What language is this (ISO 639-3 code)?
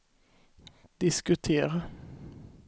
swe